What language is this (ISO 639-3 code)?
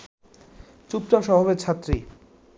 ben